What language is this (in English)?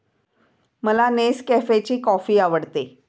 Marathi